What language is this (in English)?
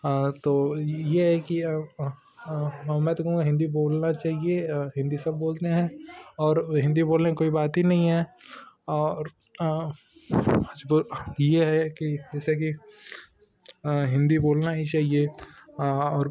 Hindi